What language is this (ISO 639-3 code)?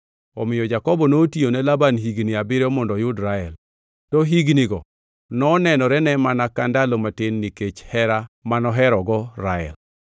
luo